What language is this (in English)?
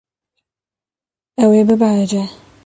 Kurdish